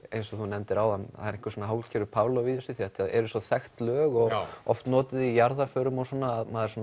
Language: Icelandic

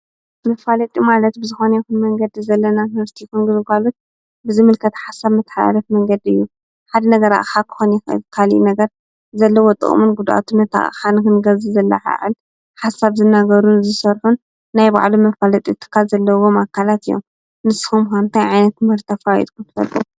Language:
Tigrinya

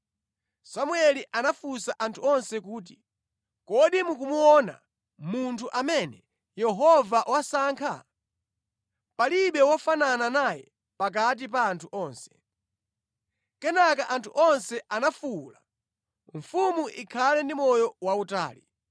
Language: Nyanja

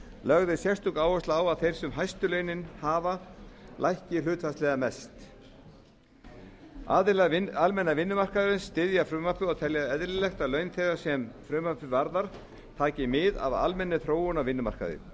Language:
Icelandic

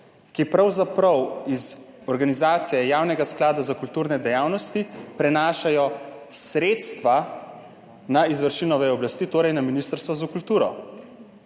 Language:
Slovenian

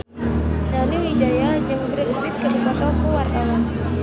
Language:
Sundanese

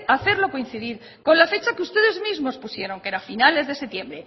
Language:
Spanish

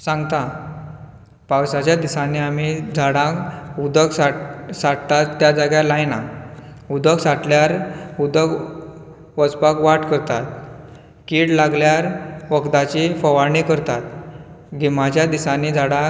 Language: Konkani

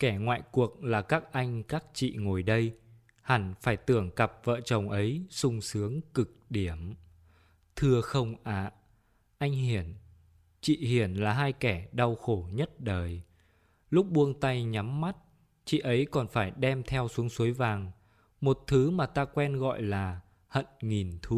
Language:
Vietnamese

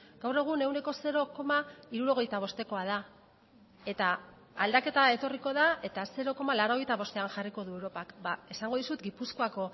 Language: Basque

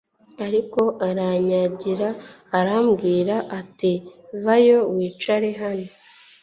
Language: Kinyarwanda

